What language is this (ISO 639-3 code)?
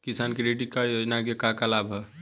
bho